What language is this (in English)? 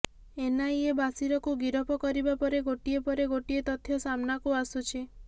Odia